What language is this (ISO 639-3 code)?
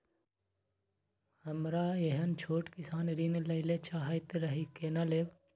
mai